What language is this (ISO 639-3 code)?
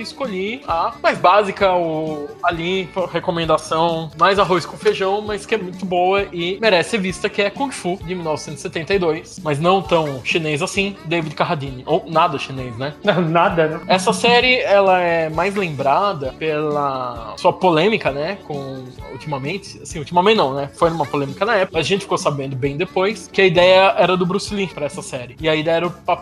por